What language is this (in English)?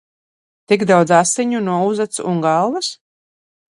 Latvian